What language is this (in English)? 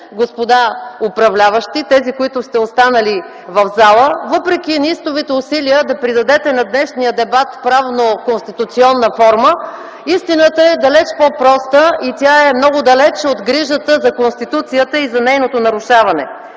Bulgarian